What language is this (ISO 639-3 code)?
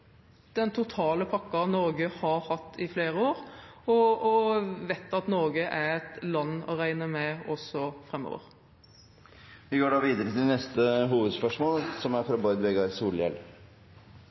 nor